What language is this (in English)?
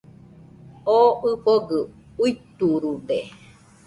Nüpode Huitoto